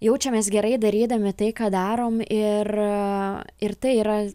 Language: Lithuanian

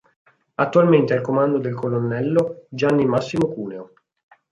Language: Italian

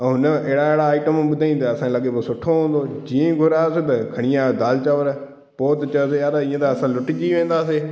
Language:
Sindhi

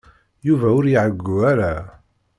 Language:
Kabyle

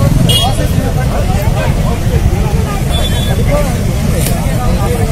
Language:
Dutch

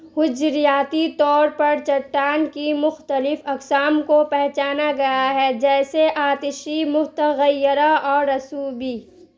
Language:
Urdu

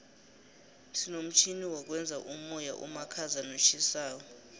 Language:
South Ndebele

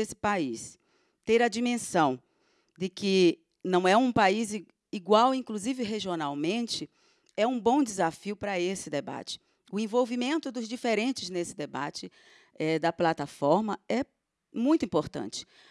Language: Portuguese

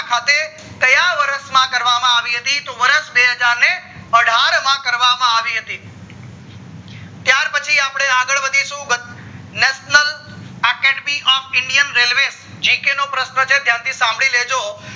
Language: Gujarati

